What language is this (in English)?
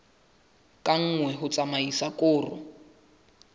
Southern Sotho